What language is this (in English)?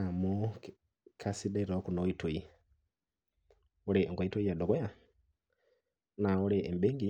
Masai